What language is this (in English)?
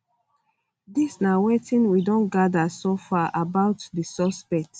Nigerian Pidgin